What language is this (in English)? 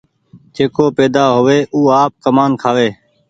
Goaria